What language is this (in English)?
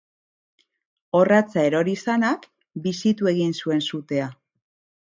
Basque